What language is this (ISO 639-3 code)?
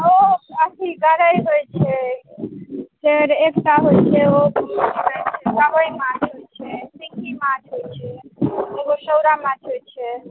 mai